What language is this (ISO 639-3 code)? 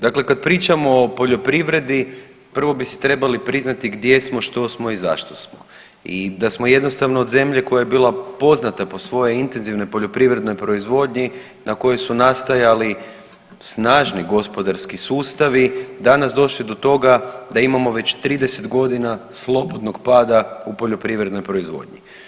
hrv